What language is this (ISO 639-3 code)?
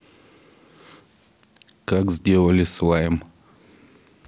rus